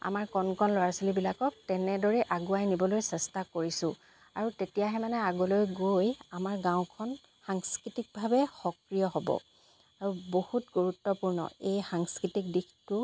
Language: Assamese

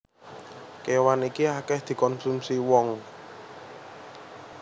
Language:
Javanese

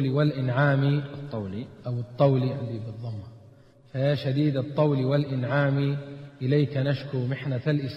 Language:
Arabic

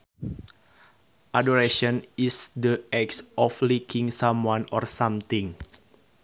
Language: Sundanese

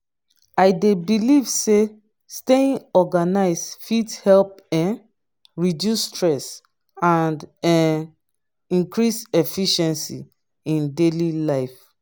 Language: Nigerian Pidgin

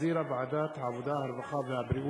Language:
Hebrew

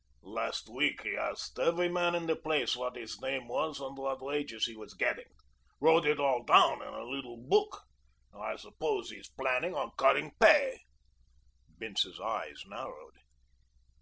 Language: English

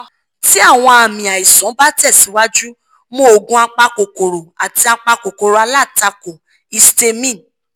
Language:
Yoruba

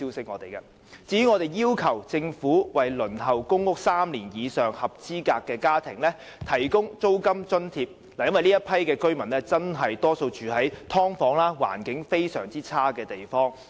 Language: Cantonese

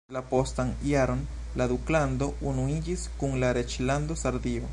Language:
Esperanto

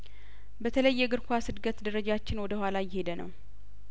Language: Amharic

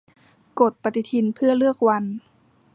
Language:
Thai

